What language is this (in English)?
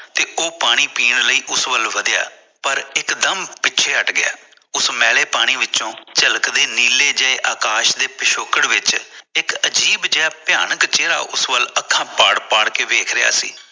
Punjabi